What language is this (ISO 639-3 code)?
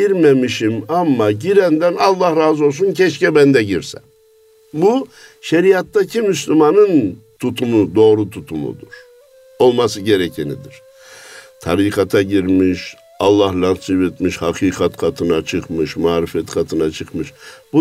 tur